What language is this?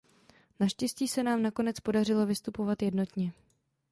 Czech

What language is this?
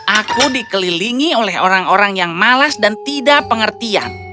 Indonesian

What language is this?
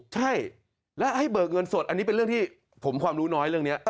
Thai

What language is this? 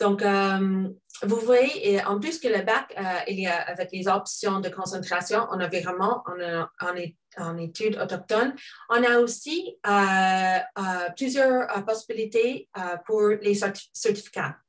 French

